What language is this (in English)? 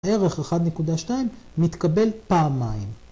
Hebrew